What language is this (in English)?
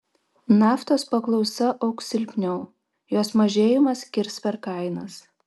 Lithuanian